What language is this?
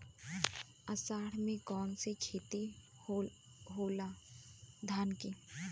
Bhojpuri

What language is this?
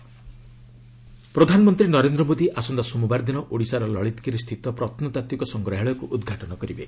Odia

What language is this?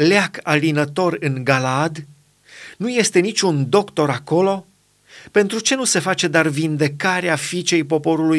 Romanian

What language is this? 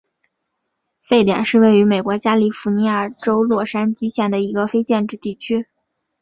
Chinese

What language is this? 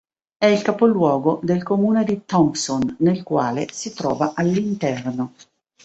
Italian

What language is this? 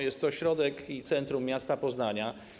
Polish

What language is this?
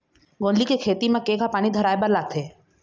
Chhattisgarhi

